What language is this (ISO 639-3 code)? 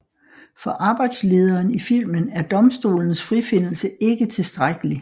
dan